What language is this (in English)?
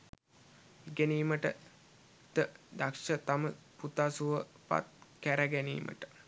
Sinhala